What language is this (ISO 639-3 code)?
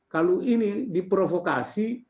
ind